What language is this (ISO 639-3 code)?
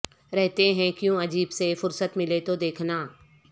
urd